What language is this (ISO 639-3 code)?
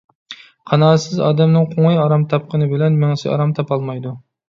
uig